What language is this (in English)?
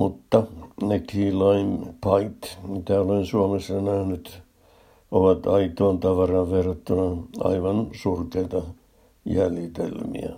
Finnish